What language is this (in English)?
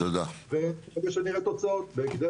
Hebrew